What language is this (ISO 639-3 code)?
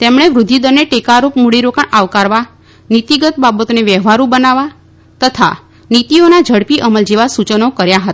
guj